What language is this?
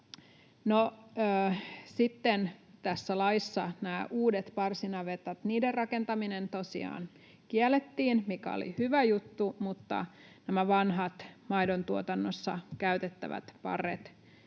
Finnish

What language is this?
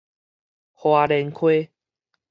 Min Nan Chinese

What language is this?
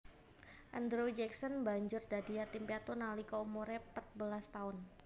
Javanese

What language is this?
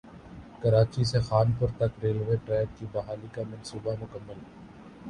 Urdu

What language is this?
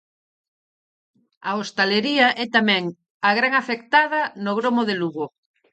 Galician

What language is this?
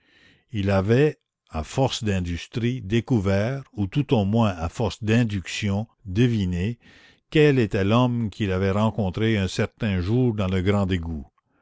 French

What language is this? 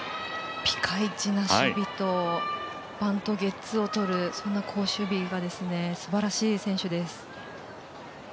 Japanese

